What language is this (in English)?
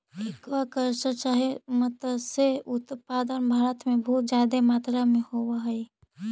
Magahi